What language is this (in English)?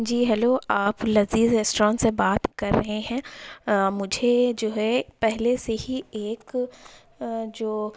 Urdu